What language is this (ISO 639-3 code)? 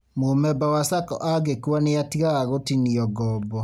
kik